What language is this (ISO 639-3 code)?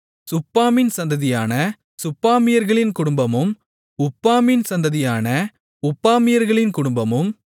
tam